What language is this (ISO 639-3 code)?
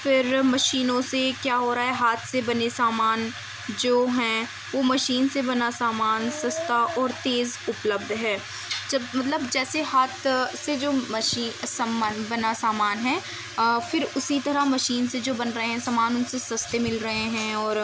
urd